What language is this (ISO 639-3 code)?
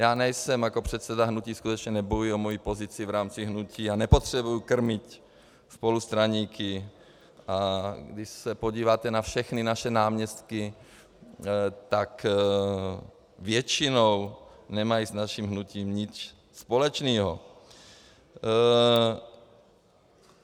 ces